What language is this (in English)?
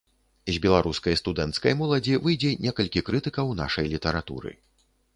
Belarusian